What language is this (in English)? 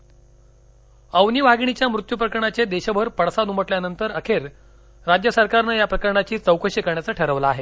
Marathi